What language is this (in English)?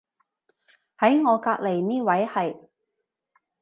Cantonese